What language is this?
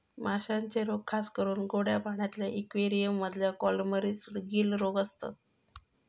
Marathi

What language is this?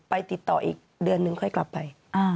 Thai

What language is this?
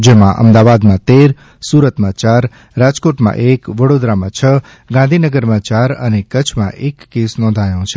Gujarati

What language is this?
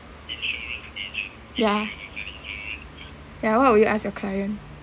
English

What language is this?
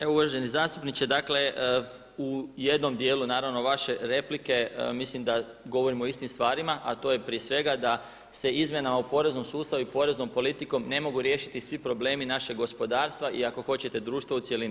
Croatian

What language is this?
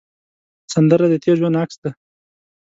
Pashto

